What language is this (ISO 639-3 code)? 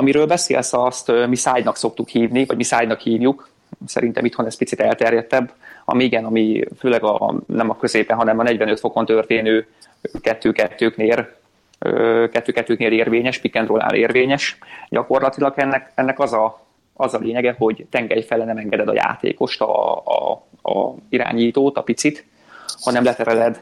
hun